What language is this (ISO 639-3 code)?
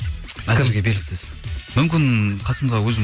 kaz